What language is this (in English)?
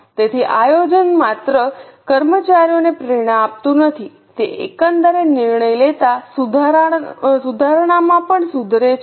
Gujarati